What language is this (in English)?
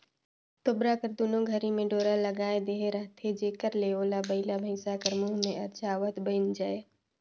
Chhattisgarhi